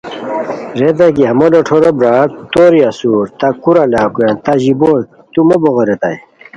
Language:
Khowar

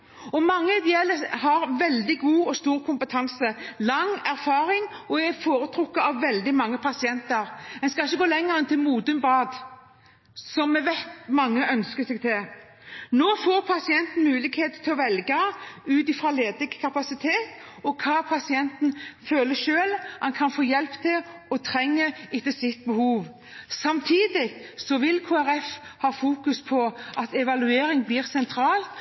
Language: Norwegian Bokmål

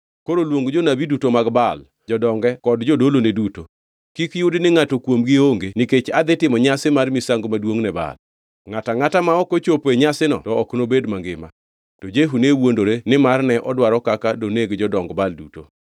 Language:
Luo (Kenya and Tanzania)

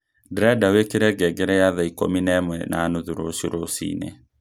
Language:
Kikuyu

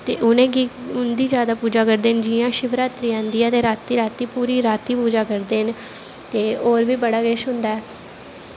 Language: Dogri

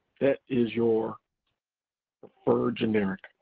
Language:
English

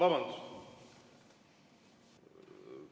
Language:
Estonian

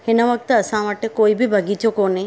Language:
Sindhi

